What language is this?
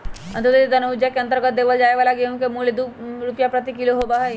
Magahi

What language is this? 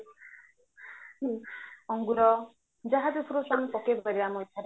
Odia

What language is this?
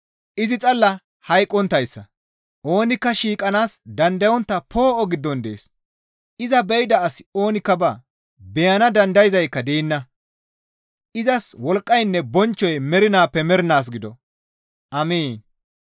Gamo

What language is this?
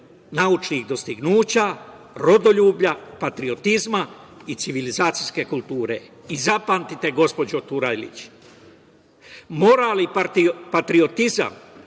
Serbian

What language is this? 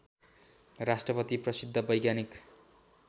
Nepali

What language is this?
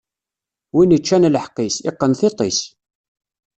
Kabyle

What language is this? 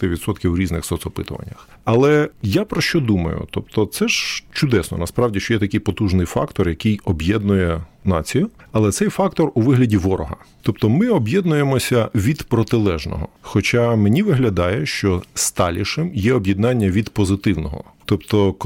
Ukrainian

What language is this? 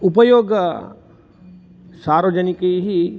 Sanskrit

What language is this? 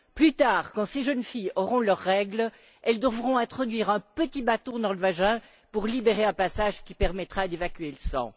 French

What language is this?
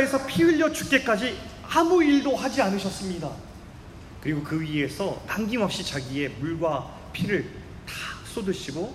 Korean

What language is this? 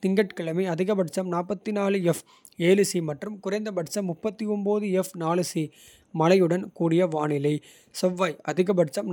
Kota (India)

